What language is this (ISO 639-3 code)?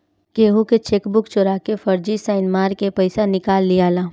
bho